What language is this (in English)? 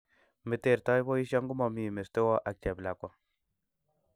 Kalenjin